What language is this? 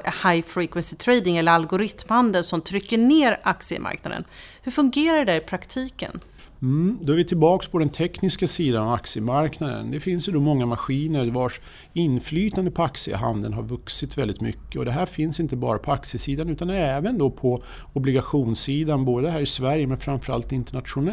Swedish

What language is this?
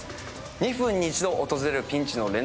Japanese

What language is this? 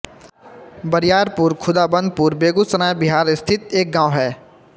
Hindi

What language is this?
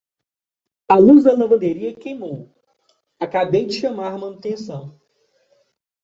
Portuguese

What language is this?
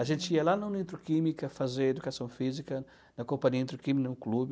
Portuguese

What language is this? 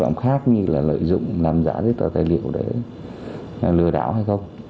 Vietnamese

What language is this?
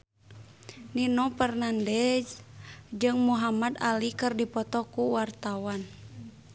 Sundanese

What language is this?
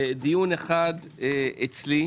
Hebrew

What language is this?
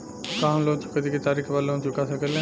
Bhojpuri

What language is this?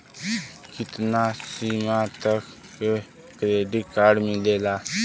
Bhojpuri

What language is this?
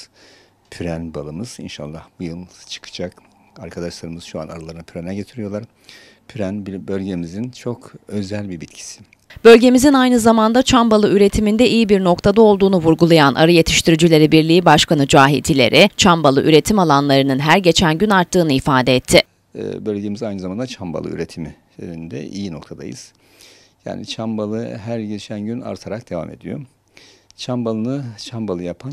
Turkish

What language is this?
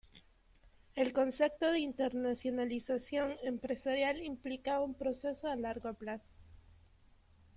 Spanish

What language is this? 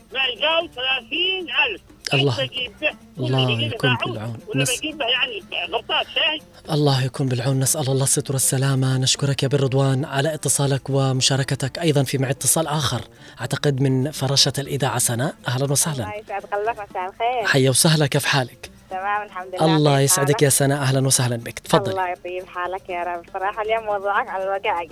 Arabic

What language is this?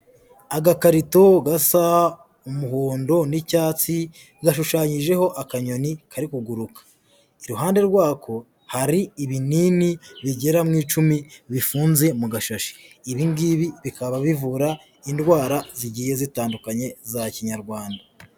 Kinyarwanda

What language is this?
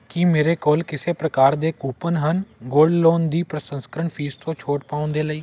Punjabi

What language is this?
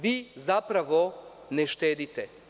Serbian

